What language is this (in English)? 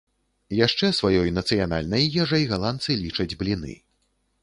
Belarusian